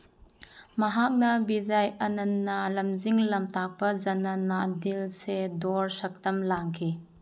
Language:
Manipuri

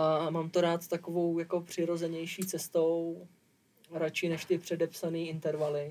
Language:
Czech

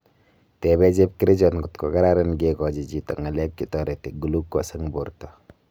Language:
Kalenjin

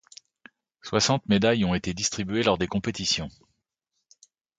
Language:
French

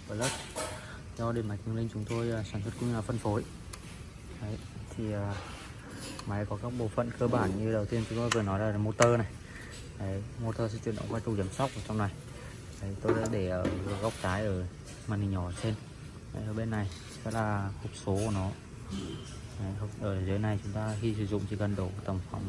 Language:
Vietnamese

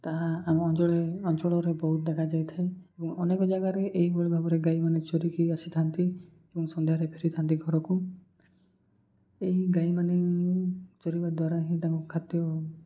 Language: Odia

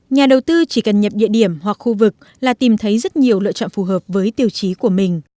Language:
Vietnamese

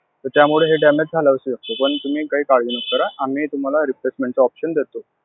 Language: Marathi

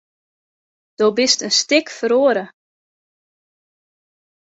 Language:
Western Frisian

